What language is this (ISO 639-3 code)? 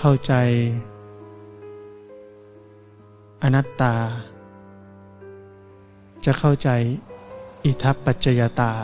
tha